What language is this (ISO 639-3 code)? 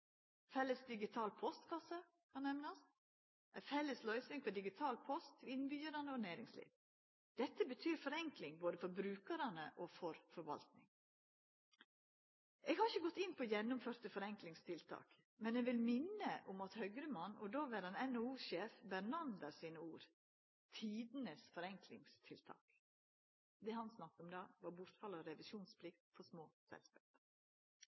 nno